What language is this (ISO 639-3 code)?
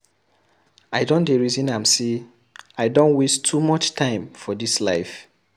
pcm